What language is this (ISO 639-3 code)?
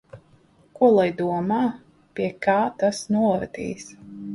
lav